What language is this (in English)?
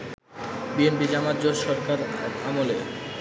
Bangla